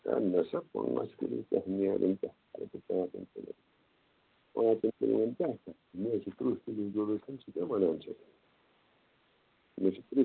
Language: Kashmiri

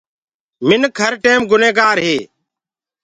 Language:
Gurgula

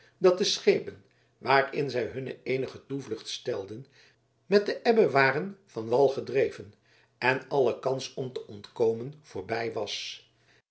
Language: Dutch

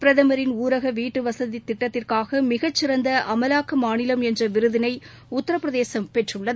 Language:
Tamil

